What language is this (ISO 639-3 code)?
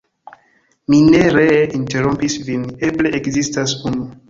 epo